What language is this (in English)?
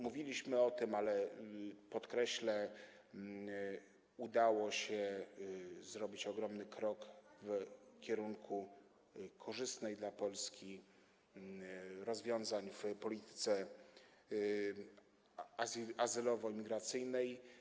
Polish